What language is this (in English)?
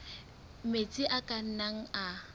Southern Sotho